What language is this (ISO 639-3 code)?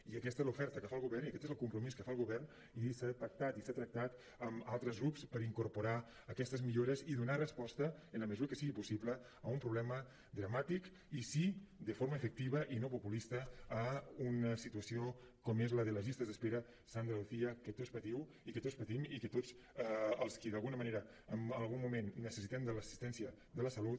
cat